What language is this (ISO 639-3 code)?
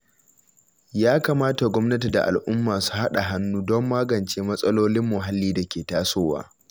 hau